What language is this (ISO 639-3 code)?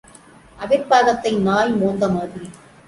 tam